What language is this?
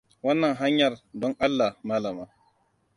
Hausa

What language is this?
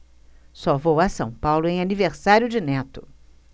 Portuguese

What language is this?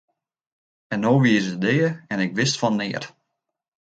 Western Frisian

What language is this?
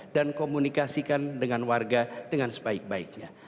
Indonesian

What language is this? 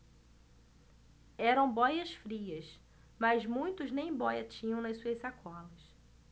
Portuguese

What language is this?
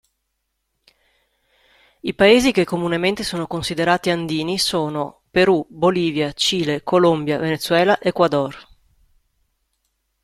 Italian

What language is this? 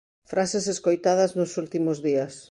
Galician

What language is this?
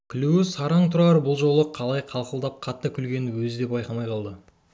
Kazakh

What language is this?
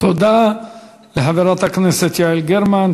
Hebrew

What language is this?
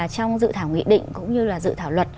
Vietnamese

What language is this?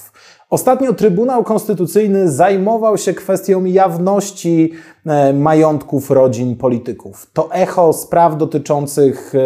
Polish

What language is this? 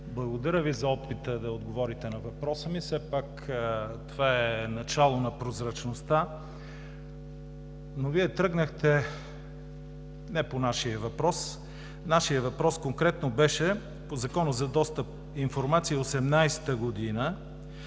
Bulgarian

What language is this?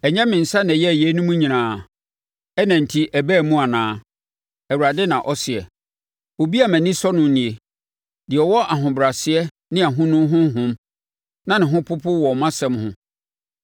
Akan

